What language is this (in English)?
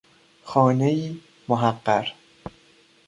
Persian